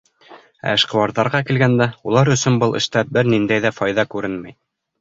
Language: Bashkir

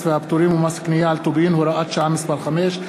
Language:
Hebrew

